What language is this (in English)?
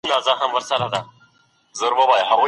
Pashto